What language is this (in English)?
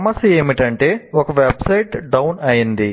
Telugu